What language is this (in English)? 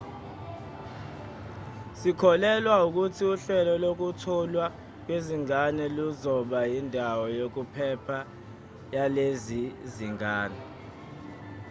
Zulu